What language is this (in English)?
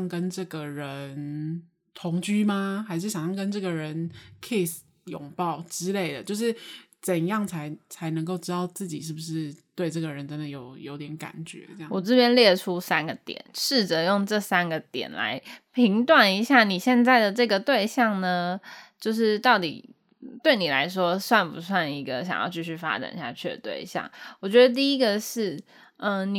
Chinese